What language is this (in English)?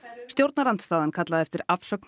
Icelandic